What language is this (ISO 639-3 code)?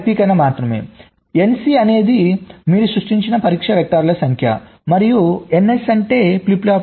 tel